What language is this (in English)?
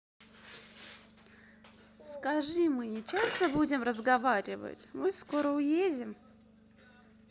Russian